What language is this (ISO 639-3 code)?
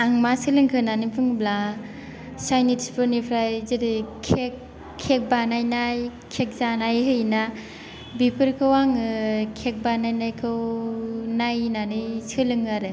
brx